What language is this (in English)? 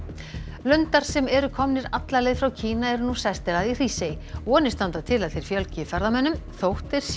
Icelandic